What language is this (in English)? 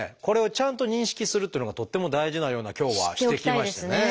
Japanese